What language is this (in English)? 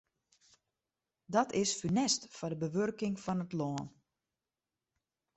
Western Frisian